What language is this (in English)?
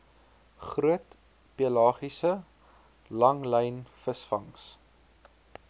Afrikaans